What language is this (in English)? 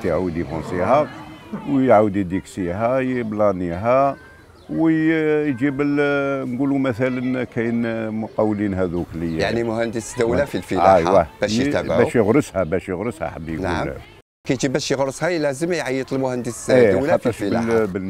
Arabic